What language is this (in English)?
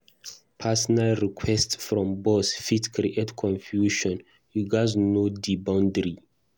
Nigerian Pidgin